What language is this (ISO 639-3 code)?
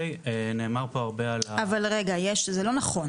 heb